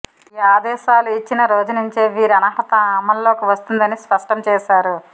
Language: Telugu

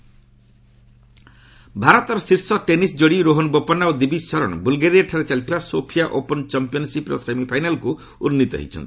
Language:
Odia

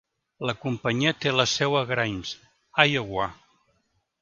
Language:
Catalan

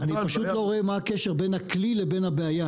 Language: Hebrew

